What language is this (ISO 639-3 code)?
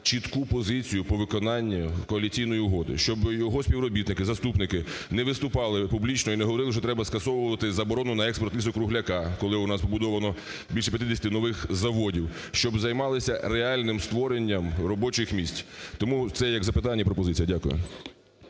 ukr